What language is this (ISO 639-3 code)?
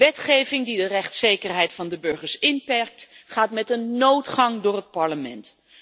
nld